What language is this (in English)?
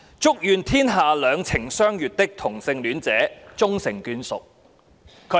Cantonese